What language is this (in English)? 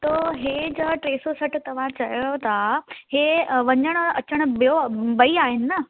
Sindhi